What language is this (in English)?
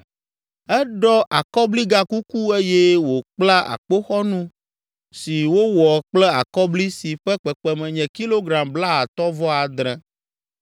Ewe